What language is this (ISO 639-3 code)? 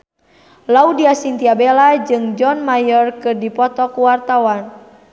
sun